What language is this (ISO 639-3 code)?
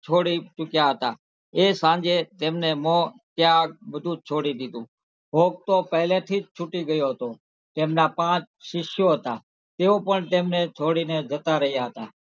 guj